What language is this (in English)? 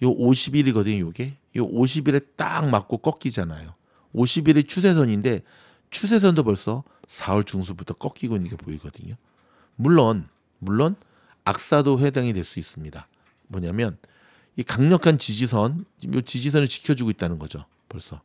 Korean